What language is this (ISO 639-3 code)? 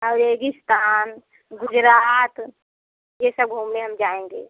hin